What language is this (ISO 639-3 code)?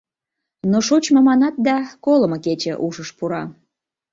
chm